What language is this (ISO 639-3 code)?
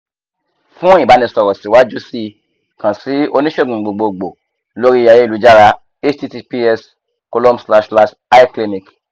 yor